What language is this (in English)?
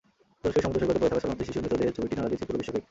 Bangla